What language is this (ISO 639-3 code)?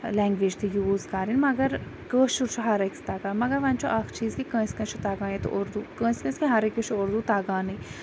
kas